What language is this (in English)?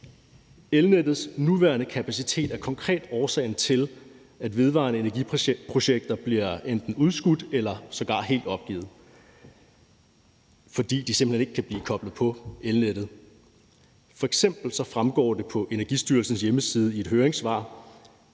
Danish